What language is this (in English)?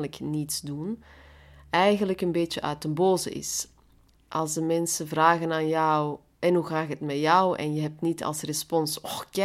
Dutch